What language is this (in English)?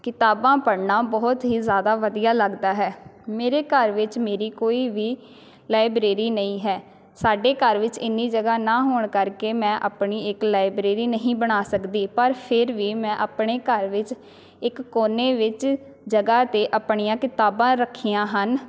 Punjabi